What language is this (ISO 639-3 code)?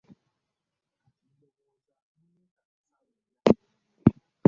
lug